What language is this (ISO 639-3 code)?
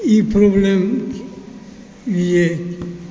mai